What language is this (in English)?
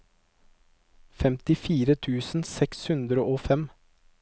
Norwegian